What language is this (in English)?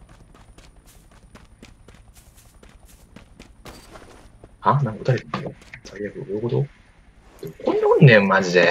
Japanese